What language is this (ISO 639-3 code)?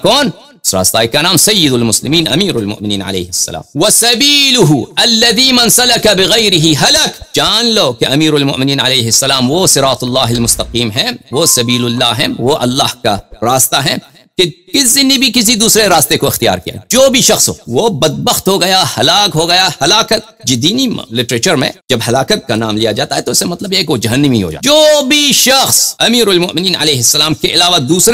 ara